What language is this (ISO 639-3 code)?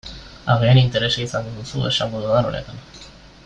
eus